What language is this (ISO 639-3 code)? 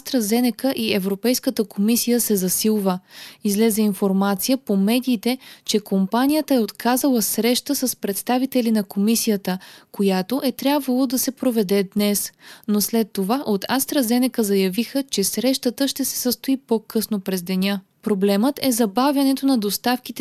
bul